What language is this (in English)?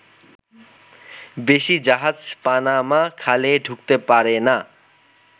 Bangla